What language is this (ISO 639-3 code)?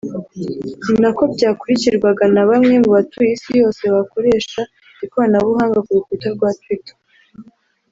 kin